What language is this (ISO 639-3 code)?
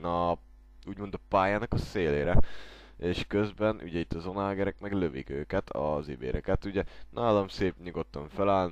hun